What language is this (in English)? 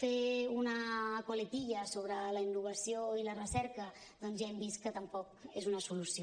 Catalan